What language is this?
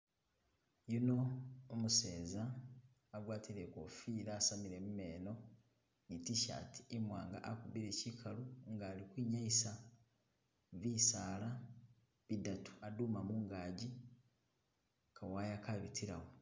Masaaba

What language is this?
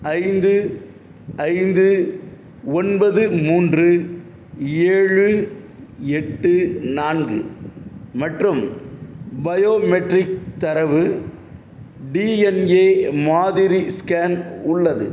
Tamil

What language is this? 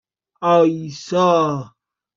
Persian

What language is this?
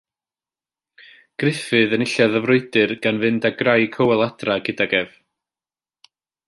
Welsh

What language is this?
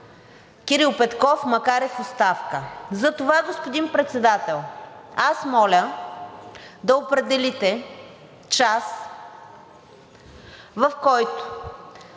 Bulgarian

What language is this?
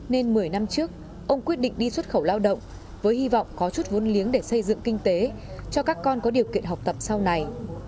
Vietnamese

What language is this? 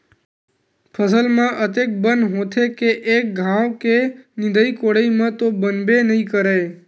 Chhattisgarhi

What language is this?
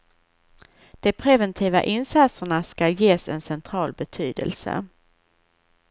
Swedish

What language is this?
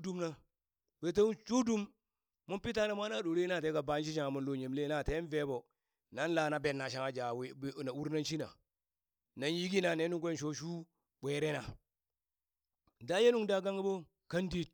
Burak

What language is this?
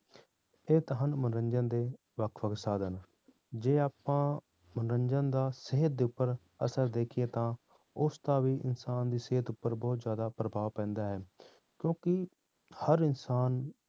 Punjabi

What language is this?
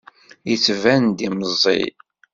Kabyle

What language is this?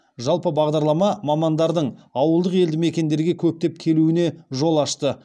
Kazakh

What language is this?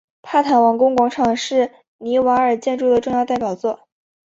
Chinese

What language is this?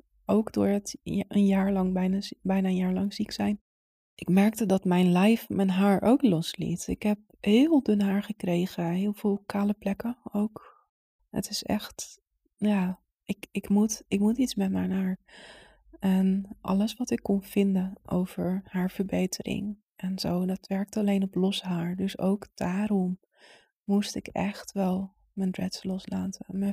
Dutch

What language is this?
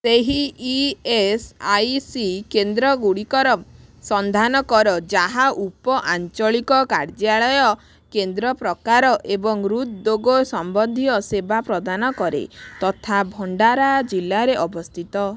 Odia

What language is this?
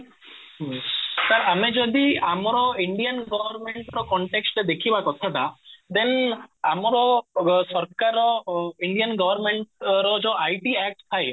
Odia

